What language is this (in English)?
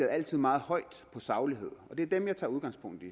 Danish